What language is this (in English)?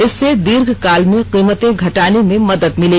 Hindi